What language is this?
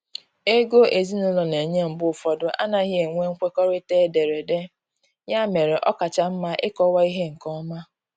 Igbo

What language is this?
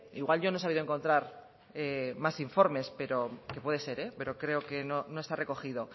Spanish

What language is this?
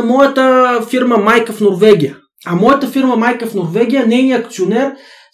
Bulgarian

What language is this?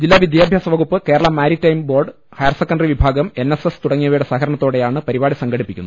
Malayalam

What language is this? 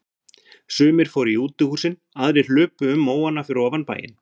Icelandic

